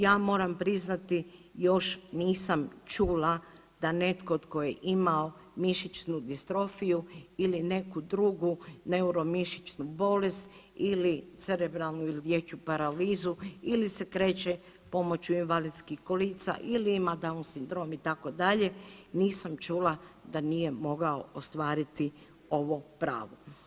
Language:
Croatian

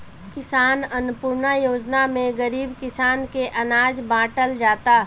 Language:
Bhojpuri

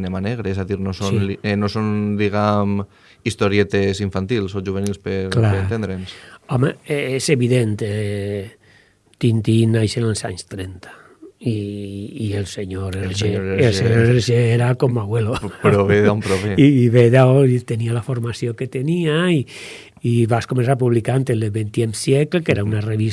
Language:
Spanish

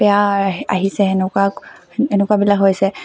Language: Assamese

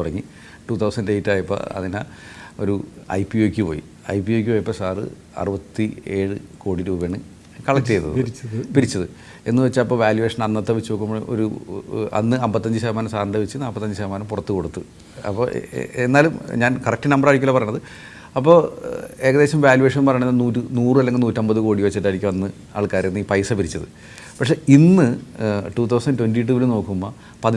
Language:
Indonesian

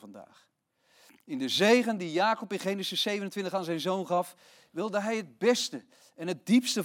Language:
Dutch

